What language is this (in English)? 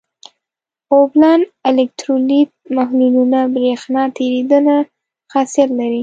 Pashto